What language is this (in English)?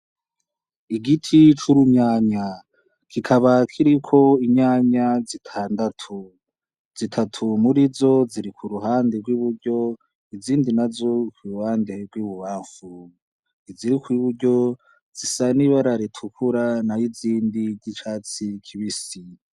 Rundi